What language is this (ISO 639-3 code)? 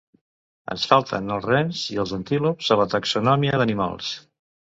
cat